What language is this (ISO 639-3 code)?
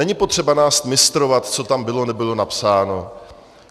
ces